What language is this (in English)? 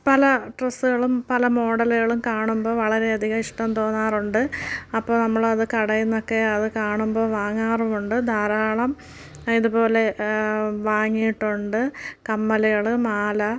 Malayalam